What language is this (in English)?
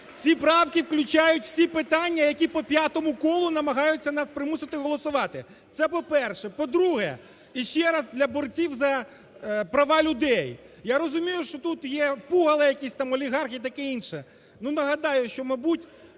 Ukrainian